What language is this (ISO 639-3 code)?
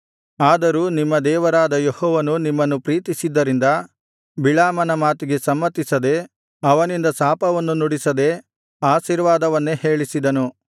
kan